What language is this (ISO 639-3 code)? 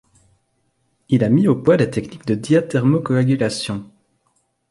fra